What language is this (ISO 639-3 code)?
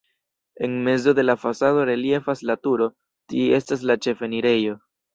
epo